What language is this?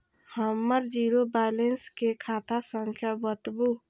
Maithili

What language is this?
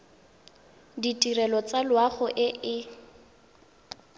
Tswana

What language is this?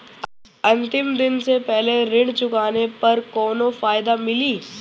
Bhojpuri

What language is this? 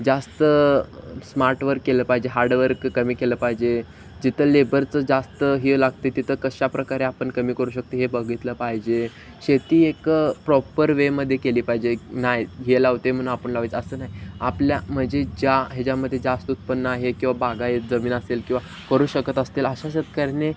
Marathi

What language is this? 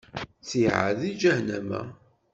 Kabyle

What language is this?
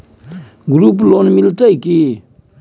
Maithili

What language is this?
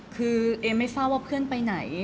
Thai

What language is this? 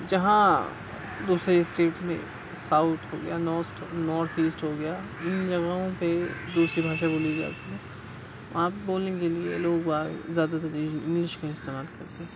Urdu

